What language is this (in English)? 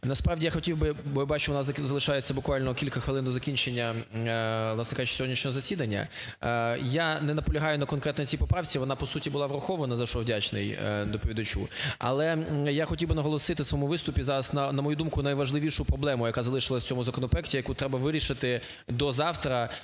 Ukrainian